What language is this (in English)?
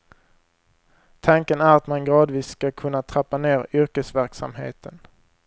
Swedish